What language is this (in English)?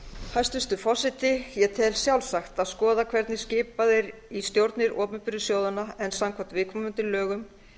Icelandic